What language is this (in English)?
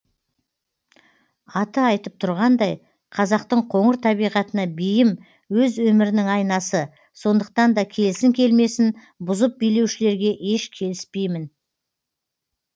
Kazakh